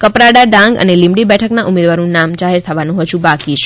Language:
Gujarati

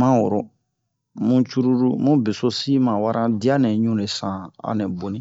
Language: Bomu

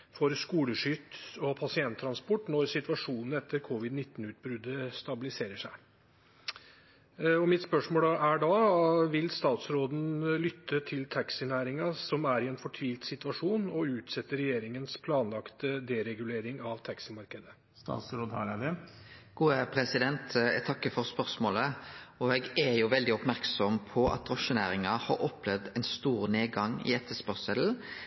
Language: Norwegian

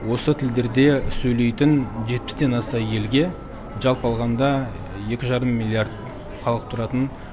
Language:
Kazakh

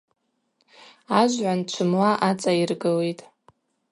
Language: Abaza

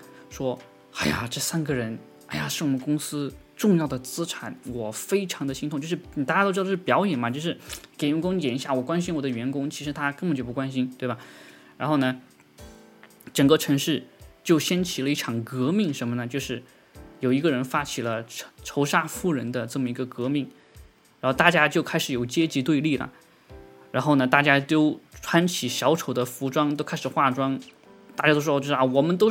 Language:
Chinese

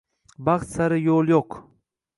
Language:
Uzbek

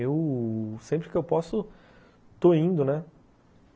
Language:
Portuguese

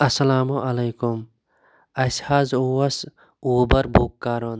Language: Kashmiri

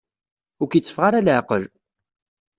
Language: Kabyle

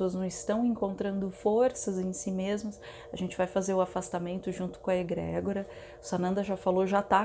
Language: Portuguese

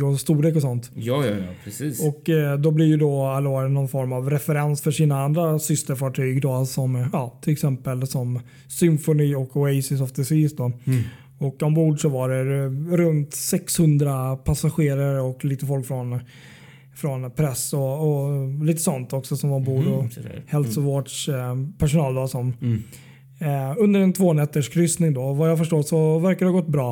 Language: Swedish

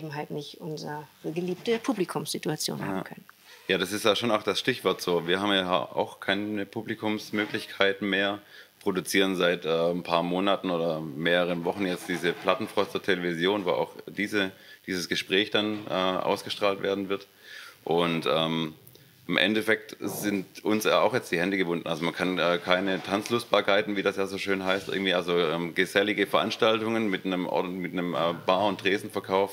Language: German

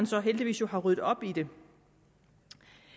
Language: Danish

